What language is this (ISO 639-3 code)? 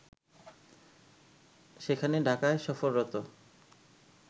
ben